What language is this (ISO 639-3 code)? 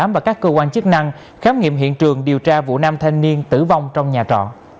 vie